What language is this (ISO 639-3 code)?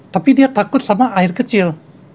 ind